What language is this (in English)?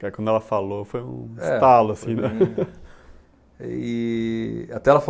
Portuguese